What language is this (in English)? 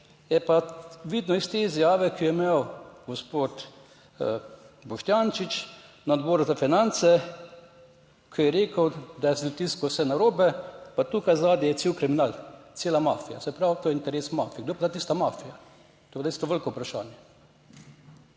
Slovenian